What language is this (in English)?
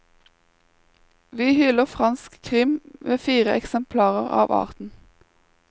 Norwegian